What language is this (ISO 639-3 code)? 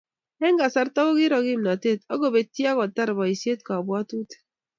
kln